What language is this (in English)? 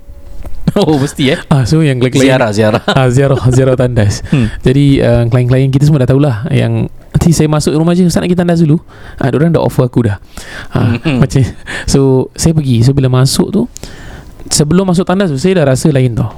Malay